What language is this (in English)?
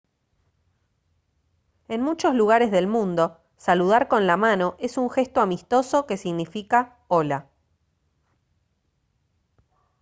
Spanish